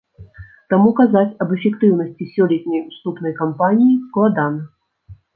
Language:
Belarusian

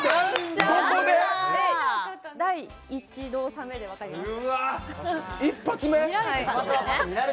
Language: Japanese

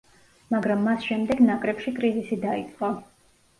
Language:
Georgian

